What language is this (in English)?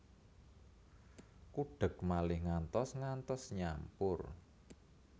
Javanese